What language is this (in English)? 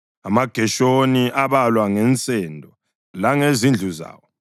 North Ndebele